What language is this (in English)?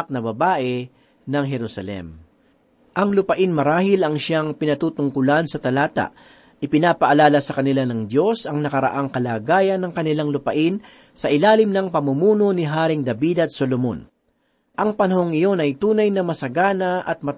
Filipino